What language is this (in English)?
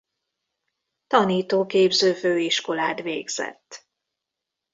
Hungarian